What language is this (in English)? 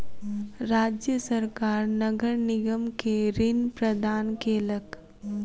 Maithili